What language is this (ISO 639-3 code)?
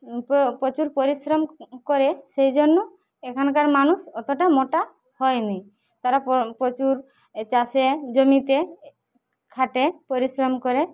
ben